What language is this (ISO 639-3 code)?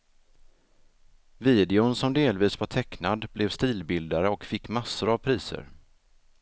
swe